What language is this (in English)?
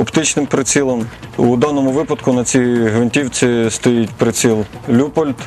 Ukrainian